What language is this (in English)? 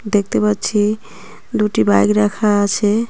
Bangla